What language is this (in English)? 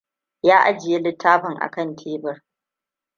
Hausa